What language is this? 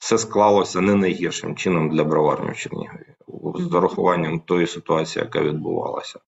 Ukrainian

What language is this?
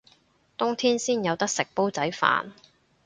Cantonese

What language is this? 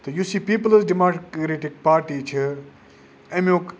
Kashmiri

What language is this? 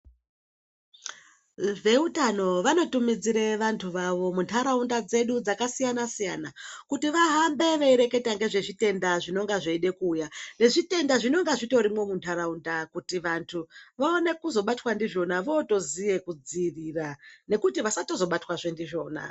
Ndau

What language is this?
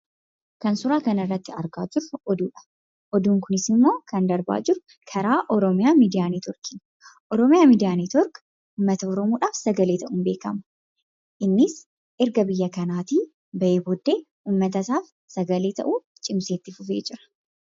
Oromo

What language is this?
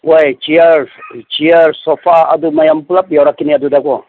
Manipuri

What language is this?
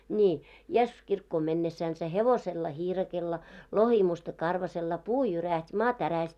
Finnish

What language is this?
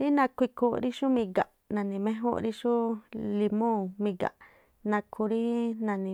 Tlacoapa Me'phaa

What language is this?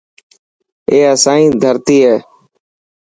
Dhatki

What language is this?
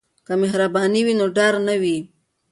Pashto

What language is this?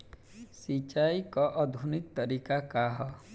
Bhojpuri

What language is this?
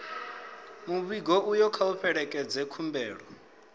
Venda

